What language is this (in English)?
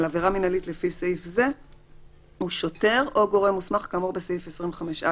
Hebrew